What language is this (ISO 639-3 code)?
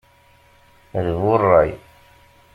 kab